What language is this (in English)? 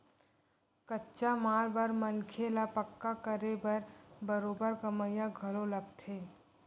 Chhattisgarhi